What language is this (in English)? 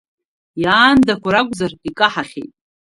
Abkhazian